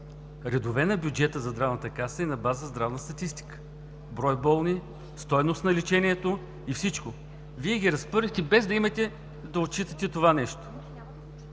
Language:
Bulgarian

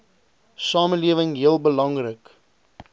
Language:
Afrikaans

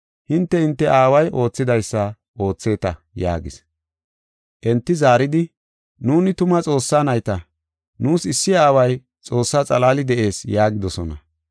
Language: Gofa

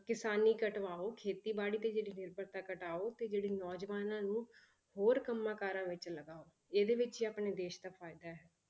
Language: Punjabi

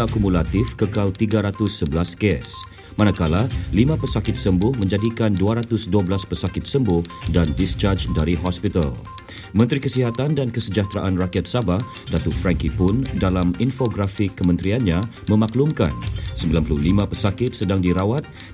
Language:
Malay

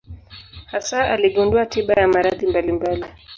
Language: Swahili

